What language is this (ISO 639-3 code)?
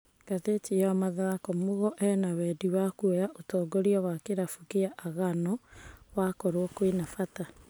kik